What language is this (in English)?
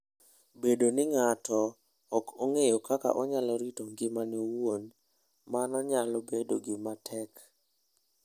Luo (Kenya and Tanzania)